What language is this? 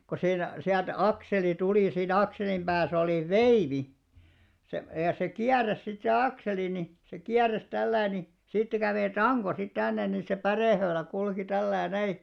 Finnish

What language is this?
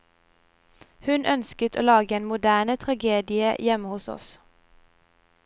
Norwegian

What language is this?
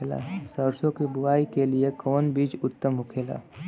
Bhojpuri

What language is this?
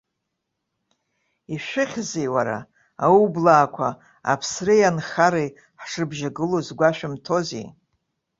Abkhazian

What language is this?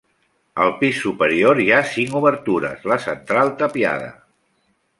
Catalan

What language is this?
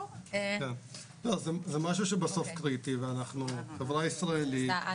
Hebrew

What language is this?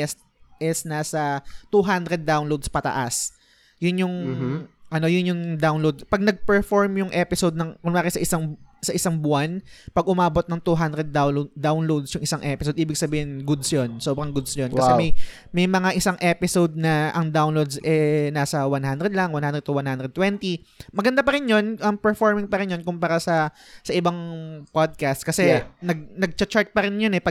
Filipino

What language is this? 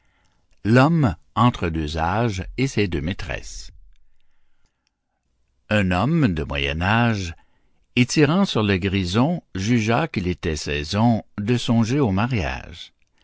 French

